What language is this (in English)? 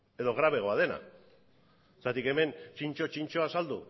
Basque